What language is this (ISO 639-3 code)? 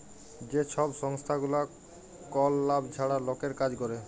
ben